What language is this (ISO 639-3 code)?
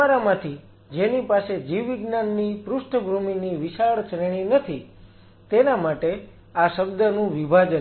guj